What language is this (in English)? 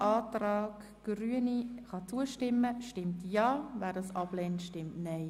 Swiss German